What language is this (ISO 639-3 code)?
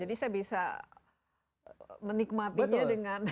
ind